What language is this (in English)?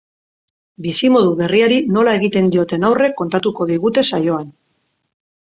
Basque